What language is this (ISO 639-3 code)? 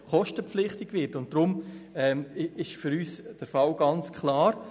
gsw